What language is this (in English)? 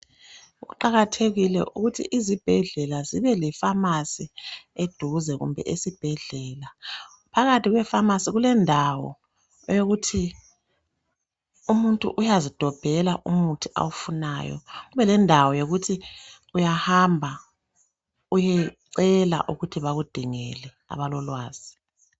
North Ndebele